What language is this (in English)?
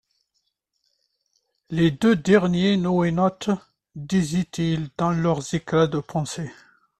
French